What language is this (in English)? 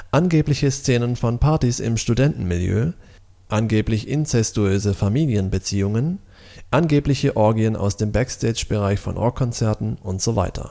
German